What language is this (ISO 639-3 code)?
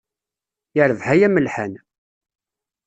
kab